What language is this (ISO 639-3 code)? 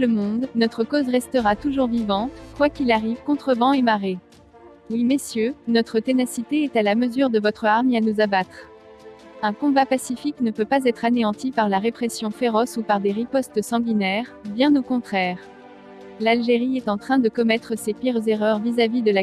fra